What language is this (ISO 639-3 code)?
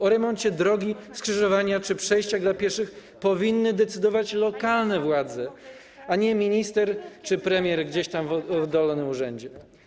pol